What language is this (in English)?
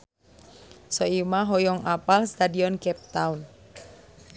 Sundanese